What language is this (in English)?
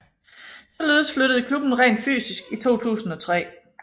Danish